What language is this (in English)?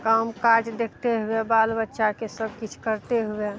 Maithili